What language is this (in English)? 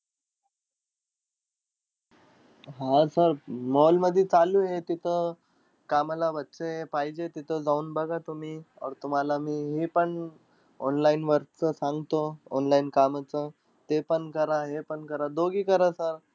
Marathi